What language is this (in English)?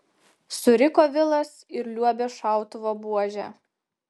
Lithuanian